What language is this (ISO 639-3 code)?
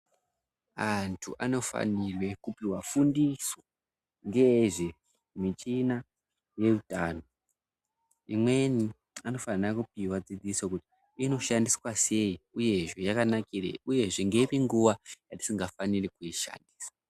ndc